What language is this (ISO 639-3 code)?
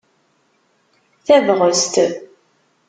kab